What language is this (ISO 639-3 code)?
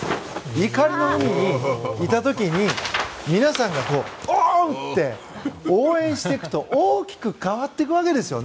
jpn